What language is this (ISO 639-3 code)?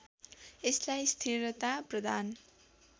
nep